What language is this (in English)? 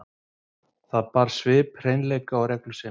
Icelandic